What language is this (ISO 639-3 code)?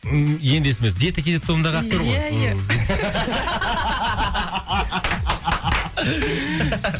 kaz